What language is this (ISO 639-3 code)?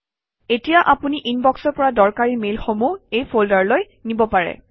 asm